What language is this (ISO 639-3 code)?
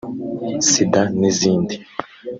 kin